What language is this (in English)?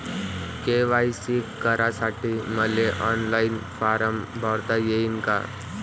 Marathi